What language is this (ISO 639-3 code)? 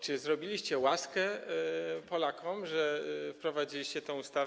pol